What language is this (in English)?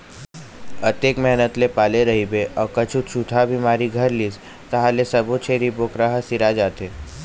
Chhattisgarhi